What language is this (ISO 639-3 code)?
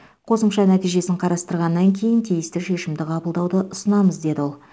kaz